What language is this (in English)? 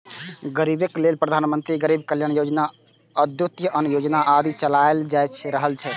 Maithili